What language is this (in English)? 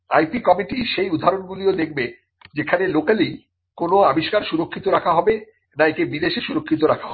Bangla